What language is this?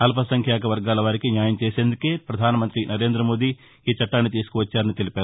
Telugu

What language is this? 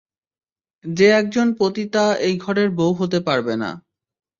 Bangla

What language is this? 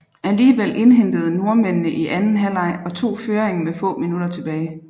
Danish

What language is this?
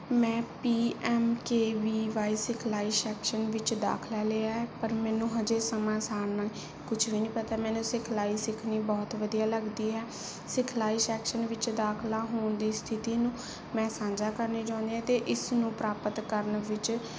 Punjabi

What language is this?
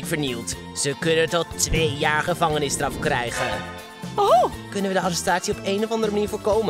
Dutch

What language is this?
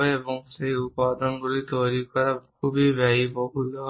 Bangla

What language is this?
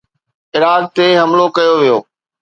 Sindhi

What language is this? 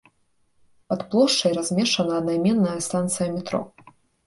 Belarusian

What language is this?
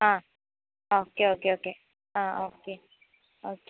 Malayalam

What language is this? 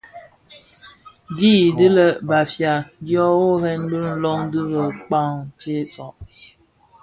Bafia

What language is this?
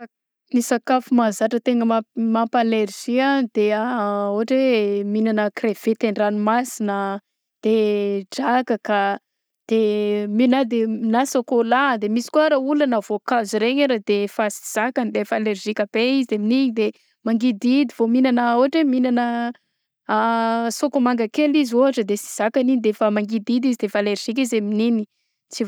Southern Betsimisaraka Malagasy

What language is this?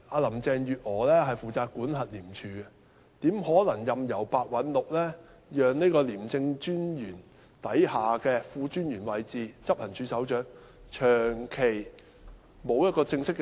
Cantonese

